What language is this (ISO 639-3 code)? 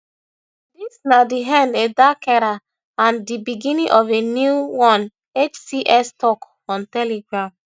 pcm